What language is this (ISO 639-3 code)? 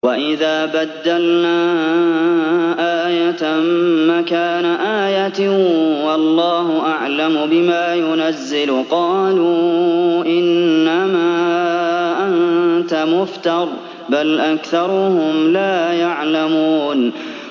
ara